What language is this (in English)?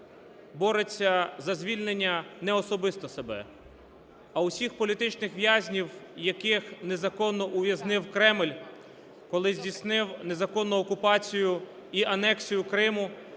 Ukrainian